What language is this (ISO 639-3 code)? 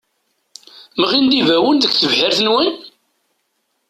kab